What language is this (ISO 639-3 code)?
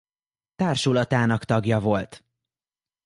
hun